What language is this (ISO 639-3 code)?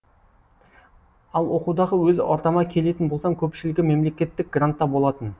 kaz